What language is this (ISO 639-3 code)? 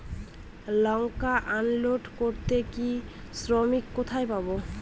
ben